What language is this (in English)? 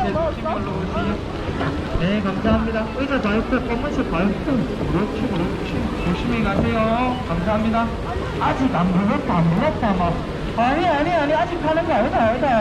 Korean